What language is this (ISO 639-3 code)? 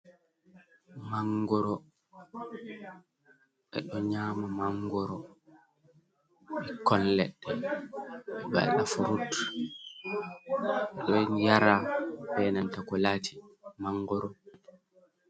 ful